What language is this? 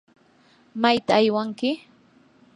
Yanahuanca Pasco Quechua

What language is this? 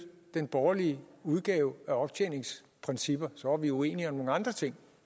Danish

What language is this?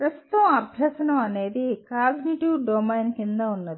Telugu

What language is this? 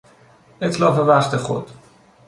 Persian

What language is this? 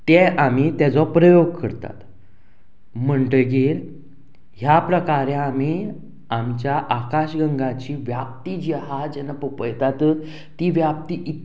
Konkani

